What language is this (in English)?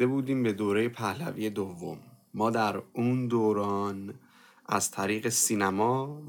Persian